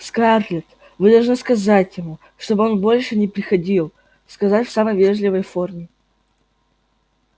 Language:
Russian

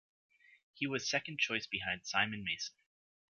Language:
English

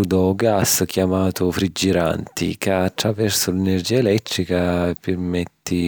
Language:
Sicilian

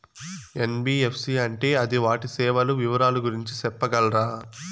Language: Telugu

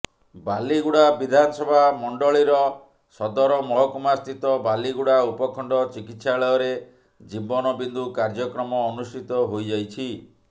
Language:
Odia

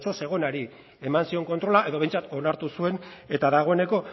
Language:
Basque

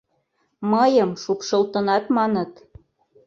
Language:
Mari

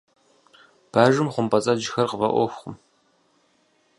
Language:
Kabardian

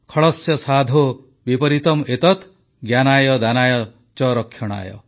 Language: Odia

